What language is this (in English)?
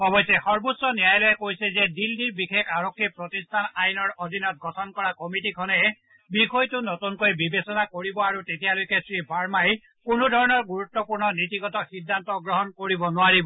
Assamese